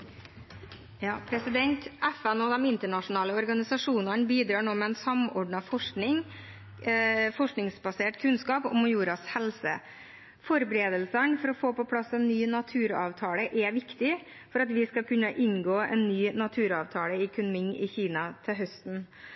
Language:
Norwegian Bokmål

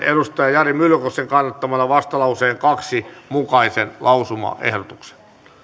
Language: Finnish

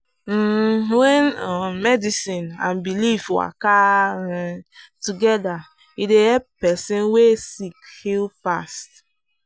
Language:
Nigerian Pidgin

